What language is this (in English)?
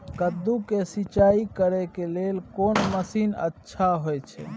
Maithili